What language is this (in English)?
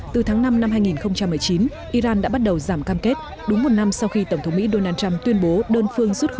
Vietnamese